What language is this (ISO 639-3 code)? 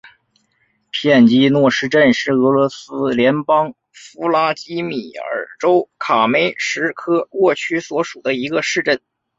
zho